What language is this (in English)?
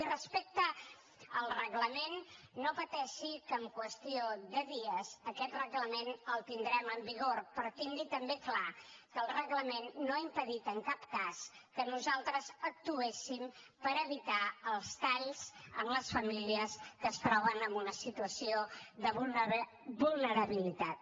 Catalan